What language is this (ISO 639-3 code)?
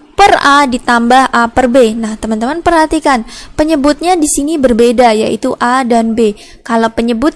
ind